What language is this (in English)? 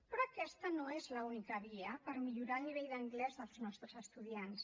Catalan